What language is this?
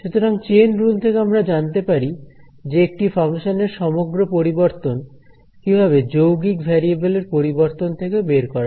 Bangla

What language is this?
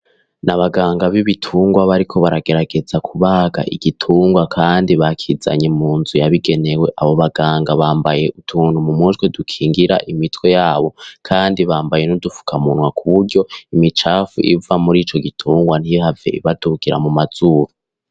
Rundi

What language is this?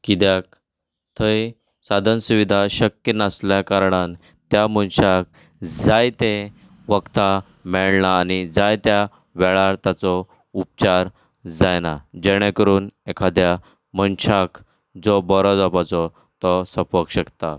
Konkani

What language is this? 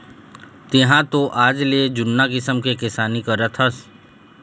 Chhattisgarhi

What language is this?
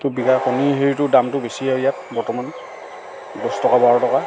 Assamese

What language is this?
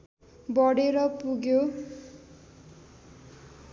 Nepali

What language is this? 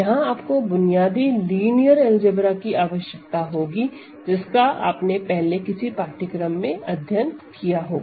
Hindi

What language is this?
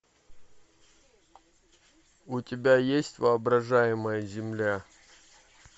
Russian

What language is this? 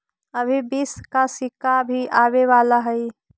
Magahi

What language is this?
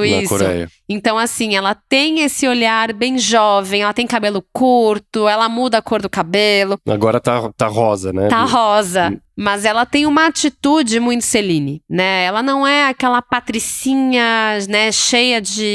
Portuguese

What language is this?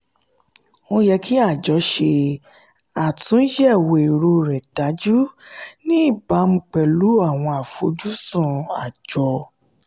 Yoruba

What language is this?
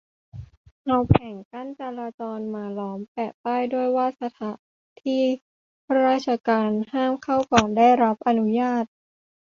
Thai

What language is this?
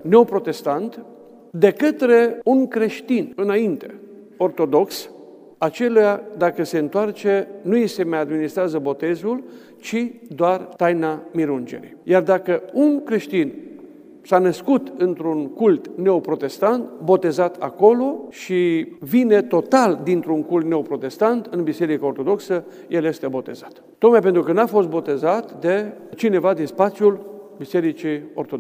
Romanian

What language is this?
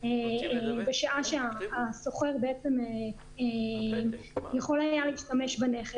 Hebrew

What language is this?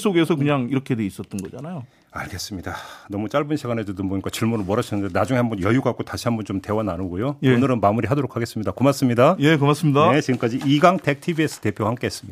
Korean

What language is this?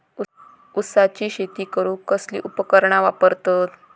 Marathi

